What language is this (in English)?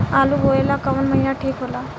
Bhojpuri